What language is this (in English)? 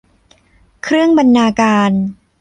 Thai